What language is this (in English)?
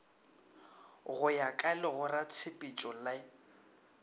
Northern Sotho